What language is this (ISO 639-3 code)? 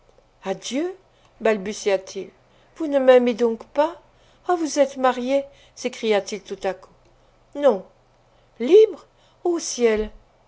fra